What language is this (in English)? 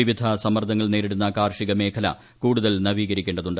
Malayalam